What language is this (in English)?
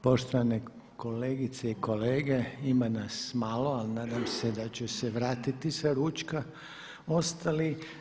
Croatian